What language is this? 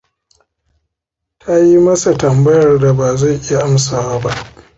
Hausa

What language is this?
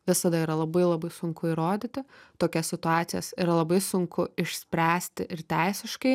Lithuanian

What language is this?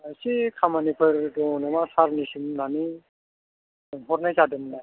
Bodo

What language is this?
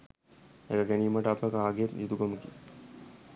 Sinhala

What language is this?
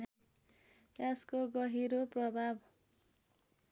Nepali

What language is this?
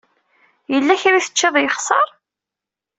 Kabyle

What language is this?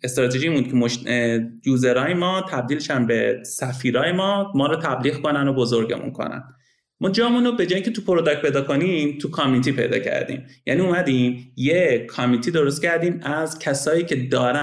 Persian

